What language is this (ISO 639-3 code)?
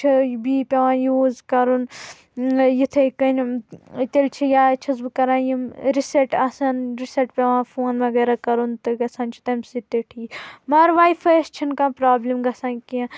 kas